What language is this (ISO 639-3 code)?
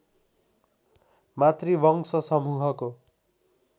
nep